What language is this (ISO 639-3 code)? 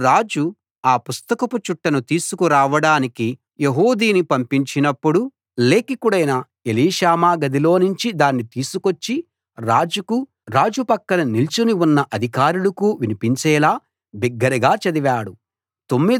tel